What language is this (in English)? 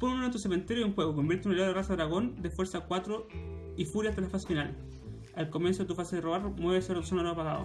Spanish